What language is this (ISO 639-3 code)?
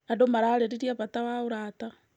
kik